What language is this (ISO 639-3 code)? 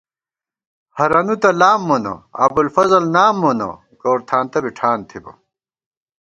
gwt